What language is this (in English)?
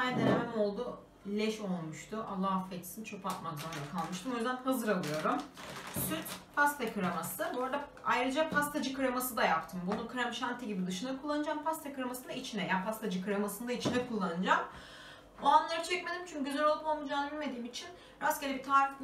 Turkish